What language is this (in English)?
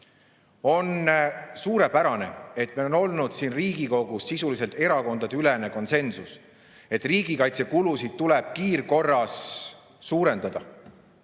Estonian